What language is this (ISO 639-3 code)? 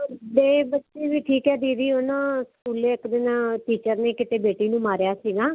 pan